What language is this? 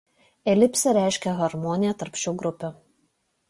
Lithuanian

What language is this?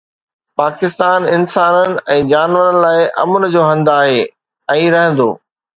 Sindhi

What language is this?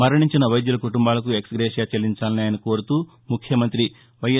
Telugu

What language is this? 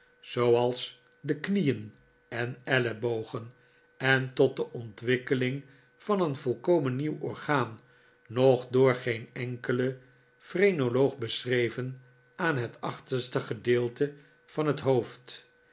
Dutch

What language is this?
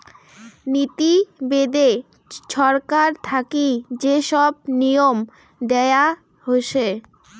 Bangla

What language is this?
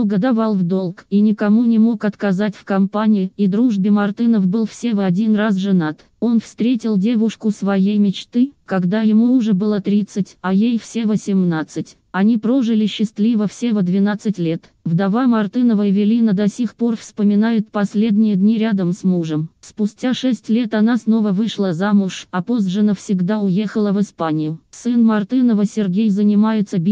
Russian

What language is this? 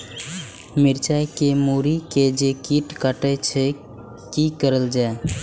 Maithili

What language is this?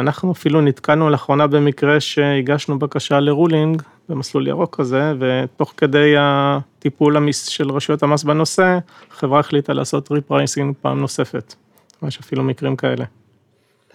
Hebrew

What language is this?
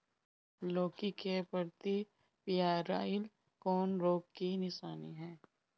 Bhojpuri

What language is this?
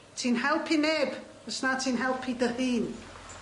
Welsh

